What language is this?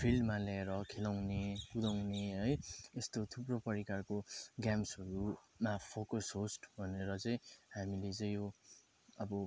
Nepali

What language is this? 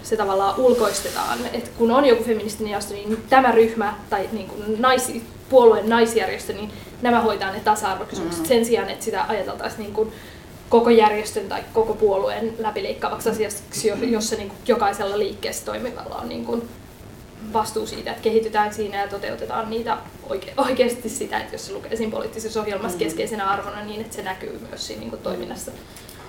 Finnish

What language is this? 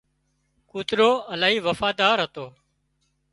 Wadiyara Koli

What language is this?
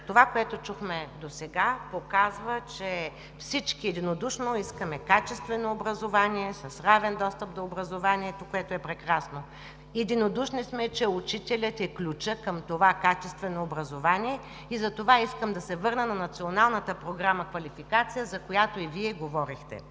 Bulgarian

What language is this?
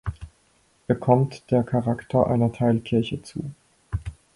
German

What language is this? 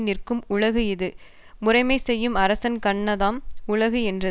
Tamil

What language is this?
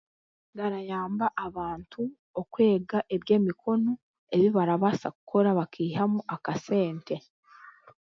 Chiga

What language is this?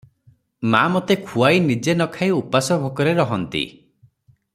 Odia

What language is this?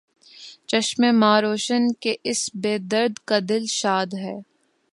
Urdu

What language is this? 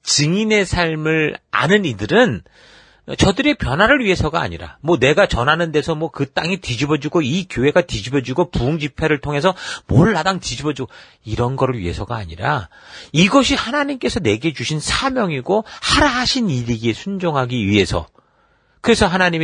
Korean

